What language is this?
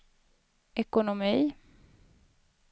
Swedish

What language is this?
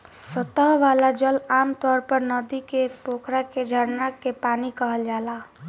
Bhojpuri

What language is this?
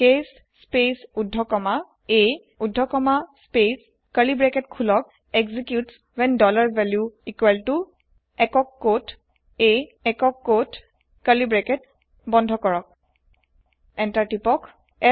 Assamese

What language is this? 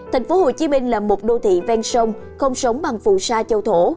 Vietnamese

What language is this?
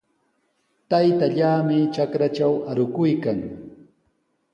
Sihuas Ancash Quechua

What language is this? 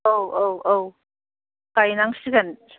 Bodo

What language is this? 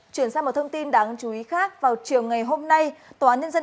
Vietnamese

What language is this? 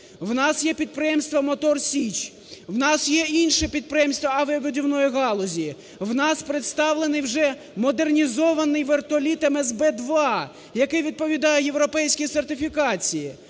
Ukrainian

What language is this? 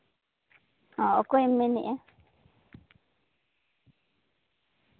Santali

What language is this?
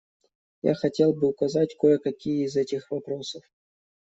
Russian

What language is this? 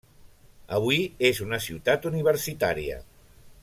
Catalan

